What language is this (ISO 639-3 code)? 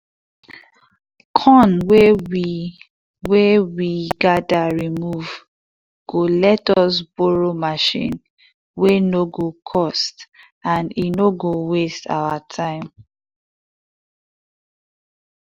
pcm